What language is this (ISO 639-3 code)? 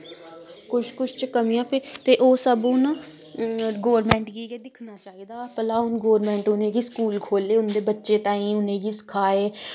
doi